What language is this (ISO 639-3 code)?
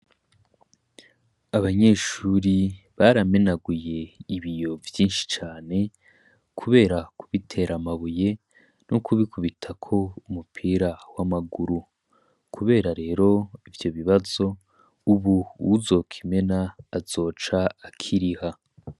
run